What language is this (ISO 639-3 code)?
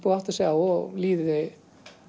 isl